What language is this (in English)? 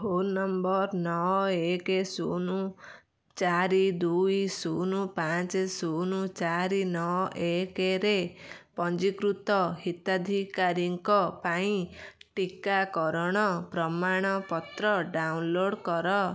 Odia